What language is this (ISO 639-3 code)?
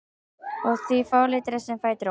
isl